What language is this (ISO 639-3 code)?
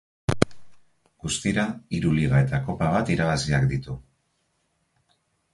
eus